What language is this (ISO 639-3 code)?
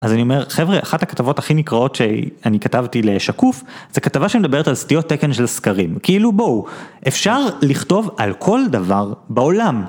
heb